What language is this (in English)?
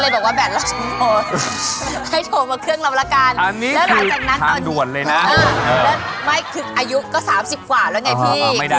Thai